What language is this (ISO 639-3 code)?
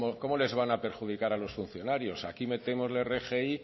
spa